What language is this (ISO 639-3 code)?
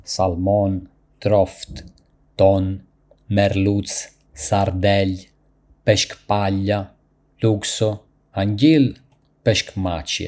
aae